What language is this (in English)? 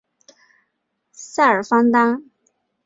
Chinese